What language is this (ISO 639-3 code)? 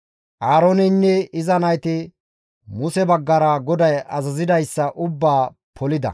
gmv